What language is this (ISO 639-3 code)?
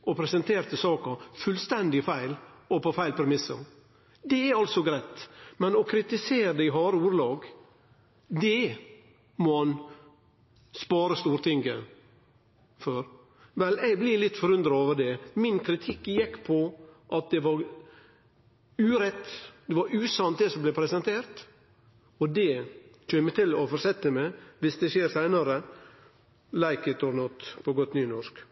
nno